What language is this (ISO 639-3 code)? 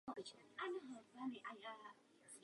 ces